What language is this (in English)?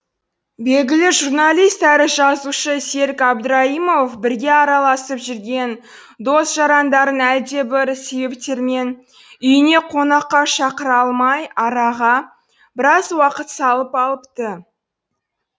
Kazakh